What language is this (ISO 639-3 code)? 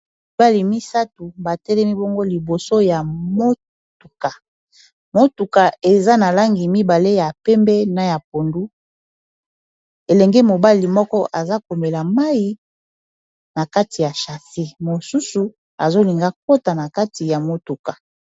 lin